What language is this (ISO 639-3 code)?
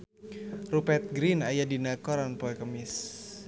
sun